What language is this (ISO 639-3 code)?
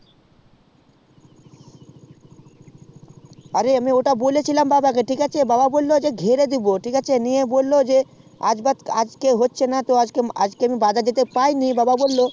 ben